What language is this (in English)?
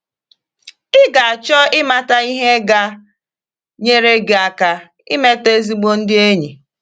Igbo